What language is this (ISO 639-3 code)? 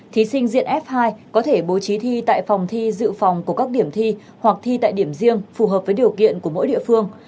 vie